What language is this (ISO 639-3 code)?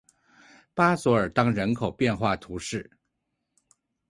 zho